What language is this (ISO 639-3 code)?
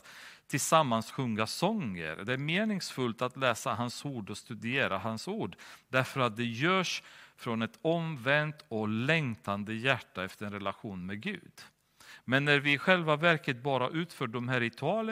swe